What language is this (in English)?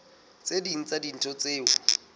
Southern Sotho